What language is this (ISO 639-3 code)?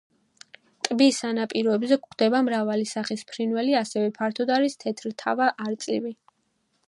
kat